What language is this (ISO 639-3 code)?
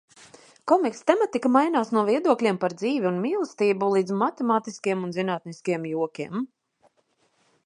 lav